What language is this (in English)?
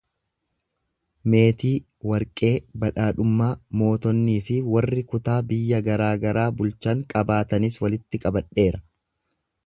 Oromo